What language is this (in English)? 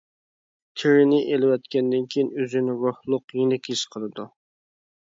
Uyghur